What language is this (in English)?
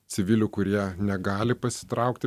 Lithuanian